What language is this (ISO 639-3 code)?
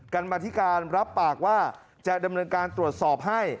tha